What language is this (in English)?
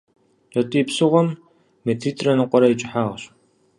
Kabardian